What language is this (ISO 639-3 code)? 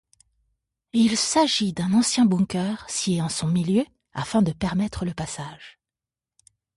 fra